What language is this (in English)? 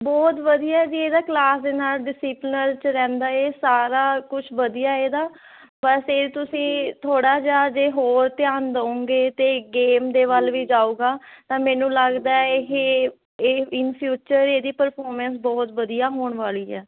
Punjabi